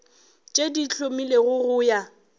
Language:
Northern Sotho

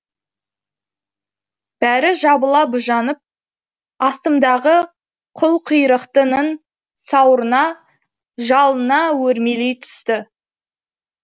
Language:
Kazakh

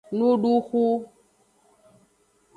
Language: Aja (Benin)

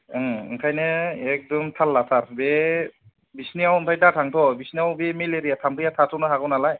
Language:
Bodo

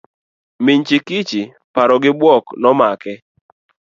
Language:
Luo (Kenya and Tanzania)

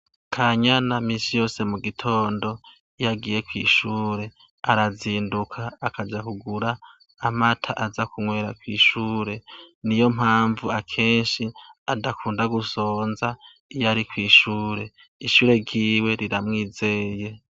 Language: Rundi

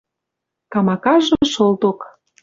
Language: Western Mari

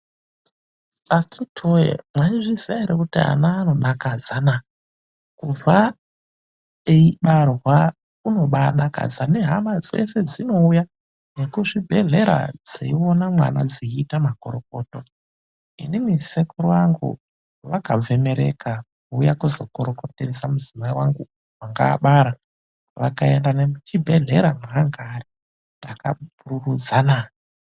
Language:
Ndau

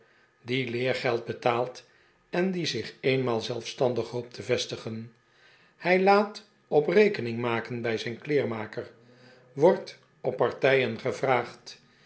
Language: Dutch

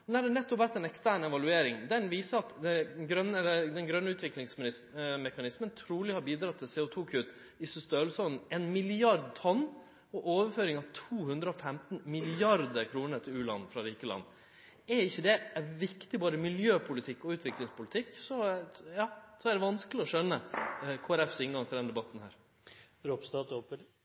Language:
Norwegian Nynorsk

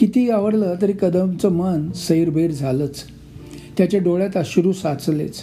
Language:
Marathi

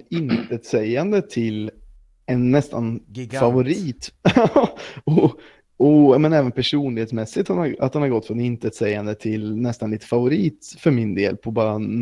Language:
Swedish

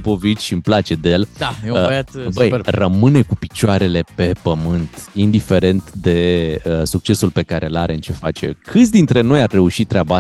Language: Romanian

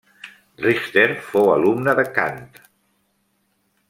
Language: Catalan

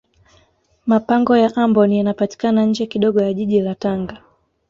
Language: Swahili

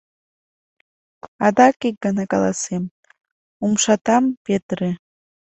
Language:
Mari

